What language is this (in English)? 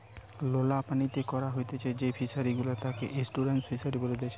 Bangla